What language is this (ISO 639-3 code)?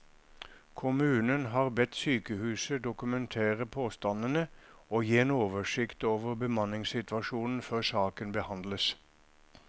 nor